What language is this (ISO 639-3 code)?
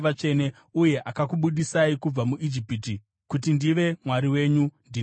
sna